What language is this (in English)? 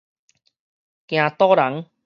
Min Nan Chinese